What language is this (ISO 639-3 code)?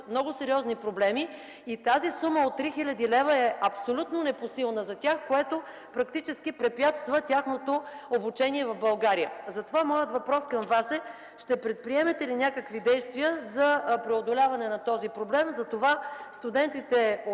bul